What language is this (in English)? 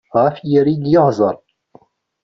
Kabyle